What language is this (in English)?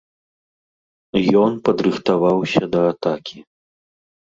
Belarusian